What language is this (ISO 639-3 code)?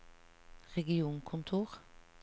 nor